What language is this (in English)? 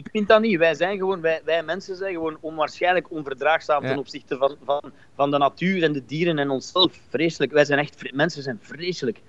Dutch